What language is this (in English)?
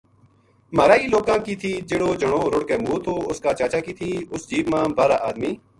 Gujari